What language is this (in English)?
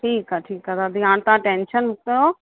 Sindhi